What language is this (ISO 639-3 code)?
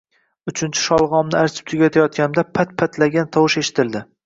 uzb